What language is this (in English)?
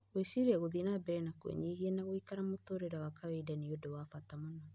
Kikuyu